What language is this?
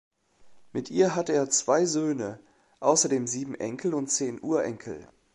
German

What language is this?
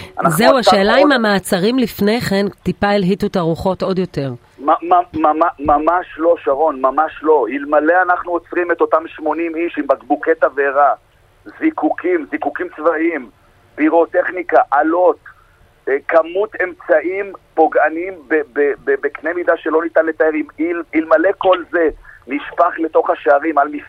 Hebrew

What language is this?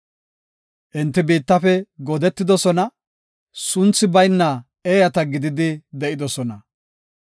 Gofa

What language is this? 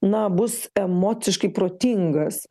Lithuanian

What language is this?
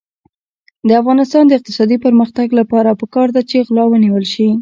Pashto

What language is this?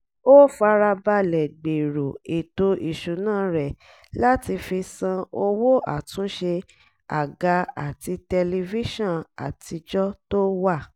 Yoruba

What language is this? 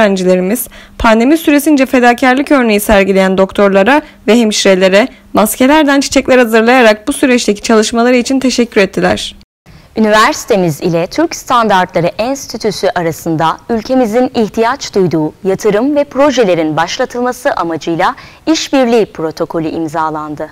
Turkish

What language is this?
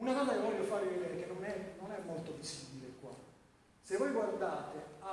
Italian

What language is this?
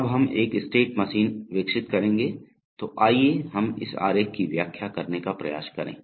Hindi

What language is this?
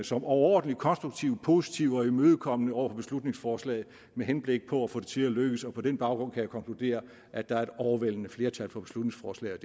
Danish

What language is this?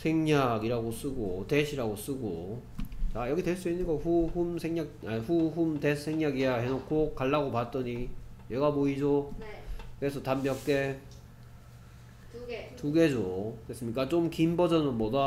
Korean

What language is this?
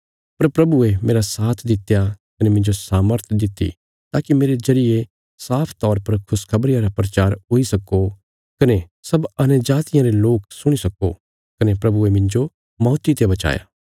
Bilaspuri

